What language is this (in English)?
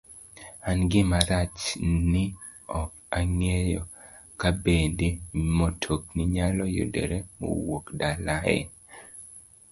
Luo (Kenya and Tanzania)